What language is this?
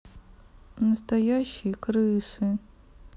Russian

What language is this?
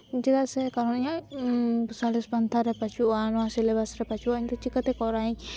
Santali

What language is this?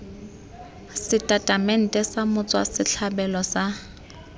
Tswana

